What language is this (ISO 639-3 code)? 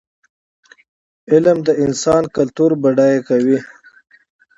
pus